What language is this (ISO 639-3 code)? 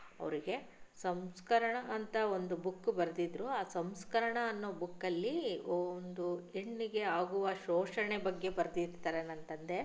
kan